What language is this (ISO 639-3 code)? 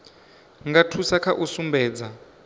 ven